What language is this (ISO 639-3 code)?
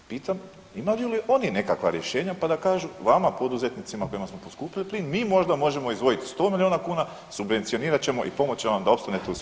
hrv